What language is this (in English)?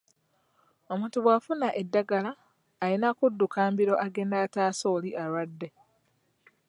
Ganda